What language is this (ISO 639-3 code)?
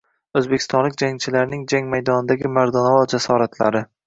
uzb